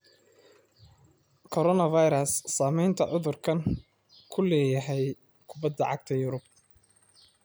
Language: Somali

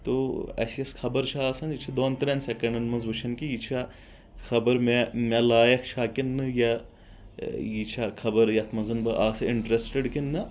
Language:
Kashmiri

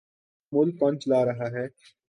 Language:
Urdu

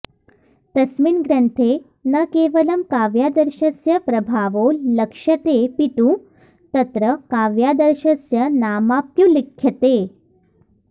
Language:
Sanskrit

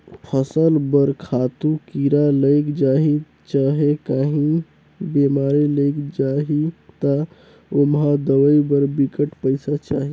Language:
Chhattisgarhi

